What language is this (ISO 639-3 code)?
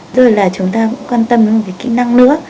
vie